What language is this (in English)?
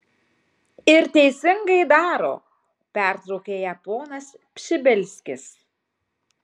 Lithuanian